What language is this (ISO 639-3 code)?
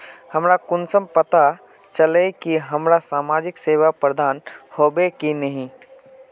mag